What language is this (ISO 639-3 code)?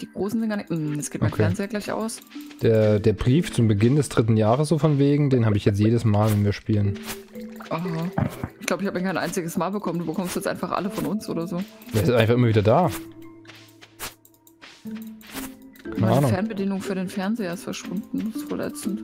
deu